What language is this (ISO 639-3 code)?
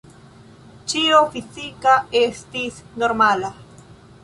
epo